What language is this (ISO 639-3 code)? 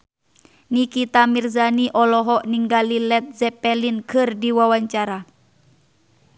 sun